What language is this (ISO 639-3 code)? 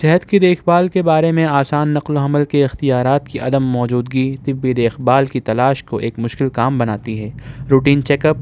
urd